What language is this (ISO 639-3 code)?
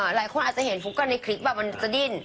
tha